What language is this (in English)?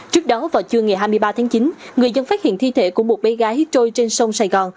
Vietnamese